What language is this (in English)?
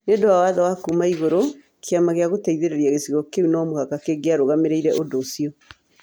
Kikuyu